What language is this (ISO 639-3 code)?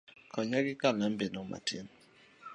luo